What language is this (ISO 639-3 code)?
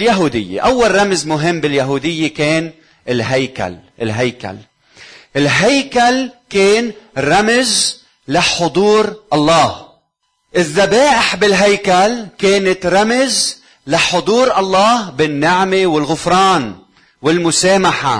ara